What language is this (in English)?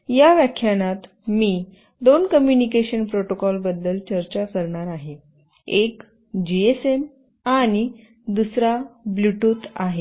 Marathi